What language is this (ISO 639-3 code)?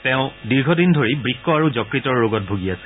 asm